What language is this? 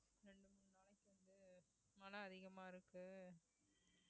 Tamil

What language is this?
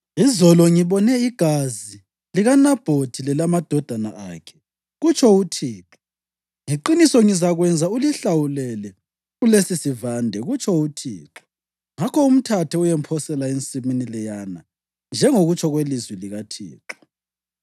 North Ndebele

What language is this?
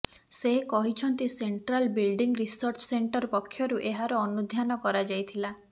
Odia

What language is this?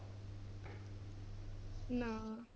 Punjabi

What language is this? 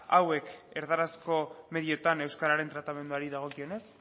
Basque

